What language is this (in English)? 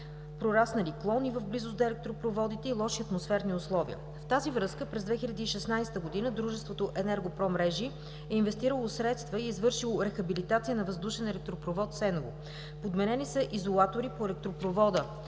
Bulgarian